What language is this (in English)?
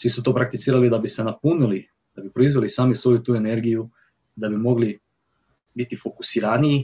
Croatian